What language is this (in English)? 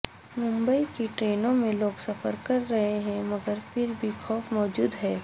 Urdu